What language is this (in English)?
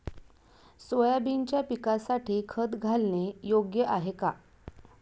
Marathi